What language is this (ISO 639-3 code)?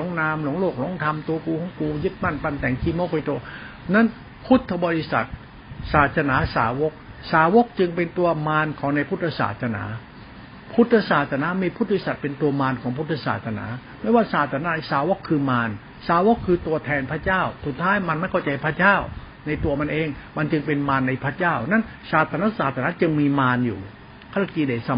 tha